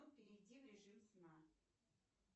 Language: Russian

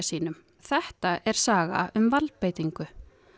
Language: Icelandic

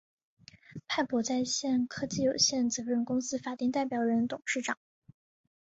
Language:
Chinese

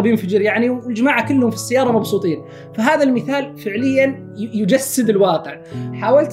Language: Arabic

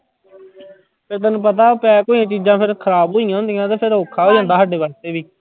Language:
Punjabi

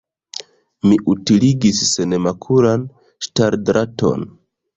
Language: Esperanto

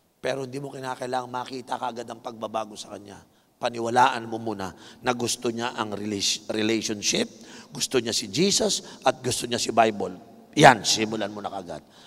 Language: Filipino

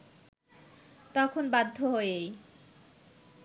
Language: Bangla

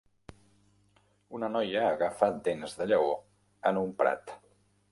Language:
Catalan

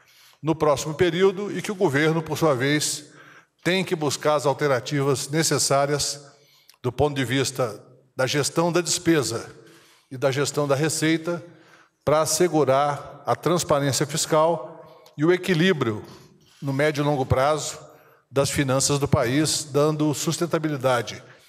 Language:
Portuguese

